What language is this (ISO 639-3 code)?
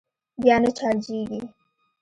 pus